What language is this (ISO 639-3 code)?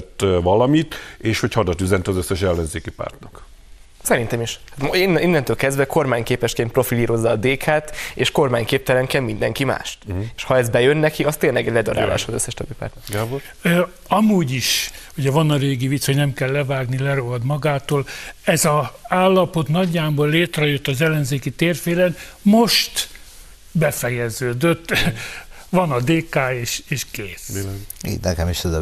hun